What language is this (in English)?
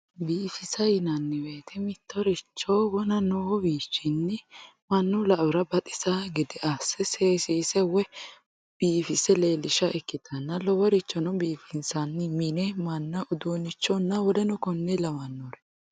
Sidamo